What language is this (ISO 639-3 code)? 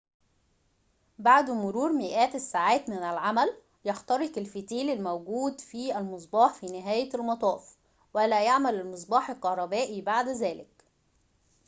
ara